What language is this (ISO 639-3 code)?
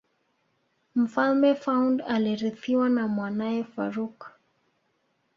swa